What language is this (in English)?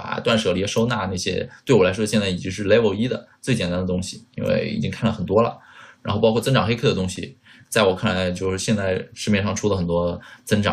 Chinese